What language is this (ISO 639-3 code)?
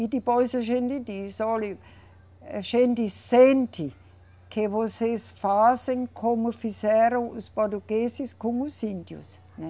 por